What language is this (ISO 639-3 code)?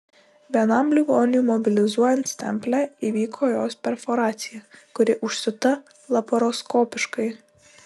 lit